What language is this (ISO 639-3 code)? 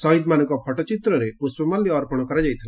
ori